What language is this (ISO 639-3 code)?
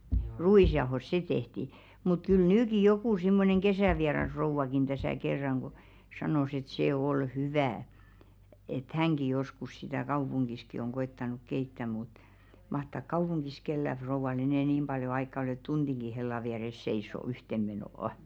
fin